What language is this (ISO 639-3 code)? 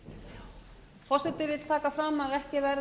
isl